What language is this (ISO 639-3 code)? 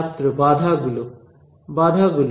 ben